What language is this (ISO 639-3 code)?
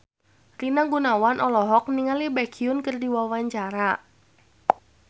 sun